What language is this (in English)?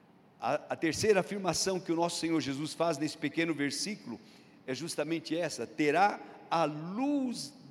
Portuguese